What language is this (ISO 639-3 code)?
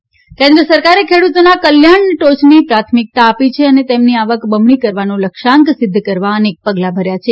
guj